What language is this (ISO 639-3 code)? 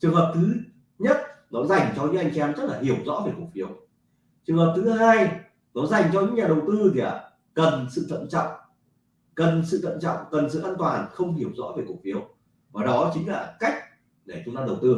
vie